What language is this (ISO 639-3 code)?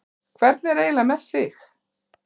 isl